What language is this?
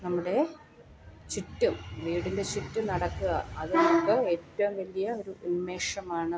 Malayalam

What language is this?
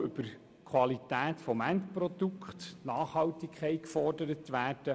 Swiss German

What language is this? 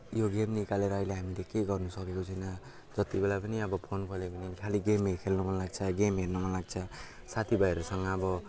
Nepali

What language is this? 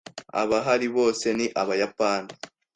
Kinyarwanda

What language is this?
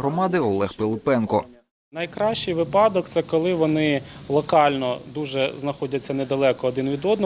Ukrainian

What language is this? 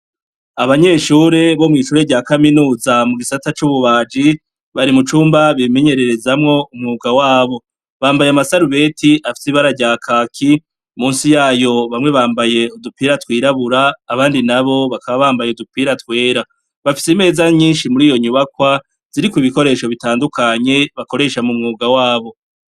Rundi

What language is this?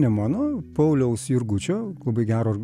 Lithuanian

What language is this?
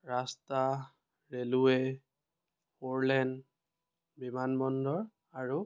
Assamese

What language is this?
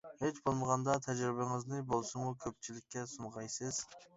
Uyghur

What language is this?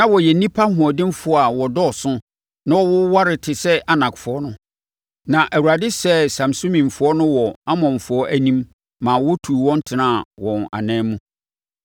Akan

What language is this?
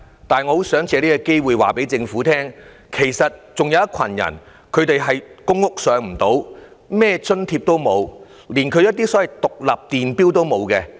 Cantonese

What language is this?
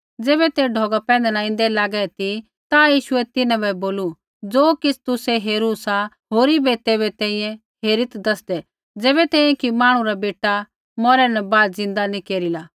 Kullu Pahari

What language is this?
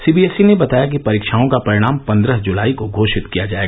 Hindi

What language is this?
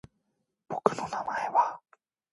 Korean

